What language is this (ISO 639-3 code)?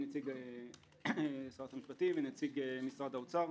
heb